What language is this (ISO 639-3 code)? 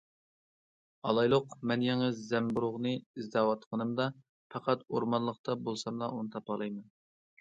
uig